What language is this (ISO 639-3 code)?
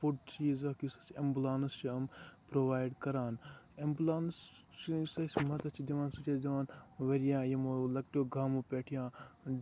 kas